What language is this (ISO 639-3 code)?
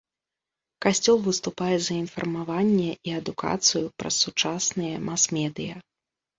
bel